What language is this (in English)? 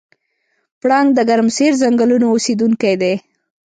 Pashto